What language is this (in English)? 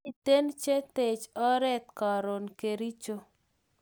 Kalenjin